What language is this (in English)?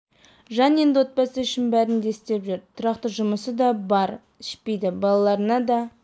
Kazakh